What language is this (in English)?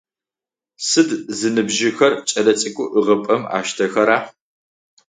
Adyghe